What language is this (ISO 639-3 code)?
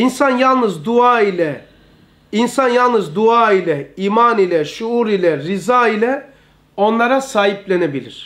tur